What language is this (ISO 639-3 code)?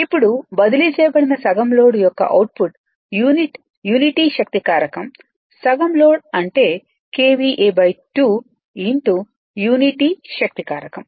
tel